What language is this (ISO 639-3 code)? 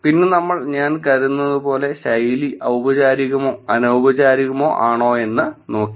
mal